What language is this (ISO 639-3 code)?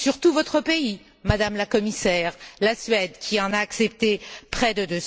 fra